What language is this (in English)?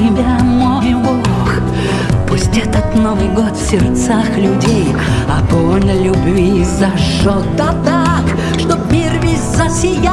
Russian